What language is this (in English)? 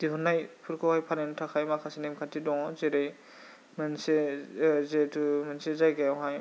Bodo